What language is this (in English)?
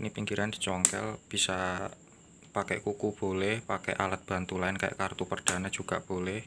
Indonesian